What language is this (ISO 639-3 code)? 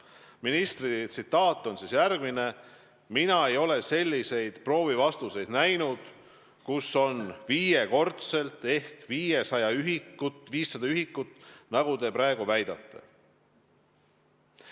est